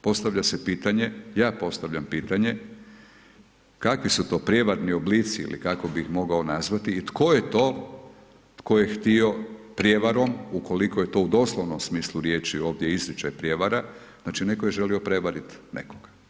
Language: Croatian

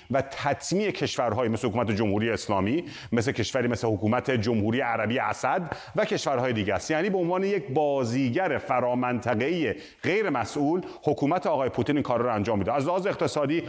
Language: Persian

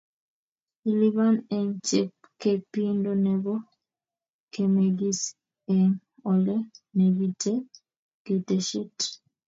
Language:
Kalenjin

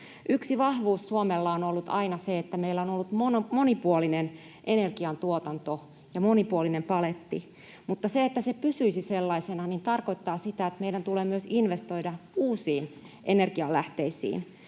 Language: Finnish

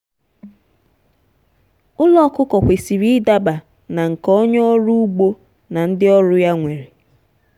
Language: Igbo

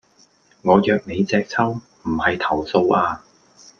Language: Cantonese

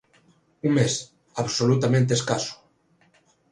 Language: Galician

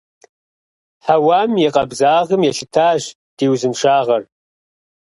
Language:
Kabardian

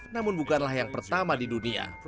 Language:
Indonesian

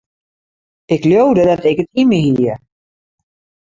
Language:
Western Frisian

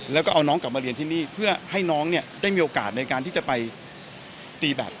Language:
Thai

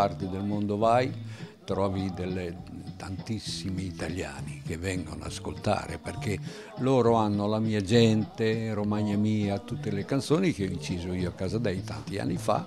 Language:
Italian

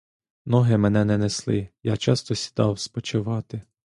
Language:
Ukrainian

